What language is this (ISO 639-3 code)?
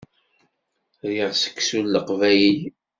kab